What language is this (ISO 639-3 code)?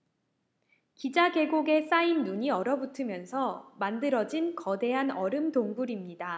kor